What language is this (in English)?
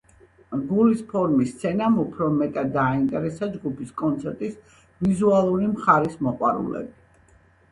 Georgian